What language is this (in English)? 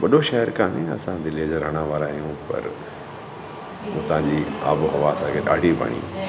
Sindhi